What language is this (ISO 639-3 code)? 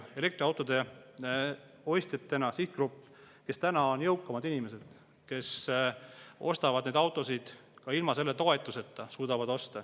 est